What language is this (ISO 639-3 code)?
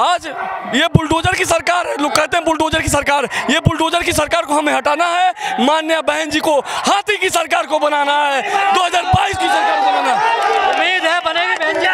hin